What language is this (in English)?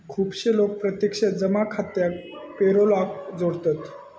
Marathi